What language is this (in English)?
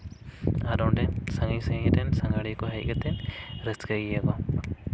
Santali